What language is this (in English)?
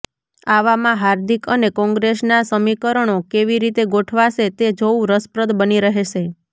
Gujarati